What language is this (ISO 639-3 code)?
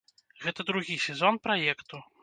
bel